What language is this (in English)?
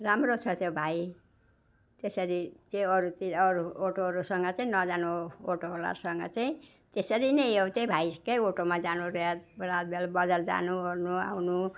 Nepali